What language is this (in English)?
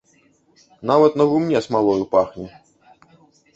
Belarusian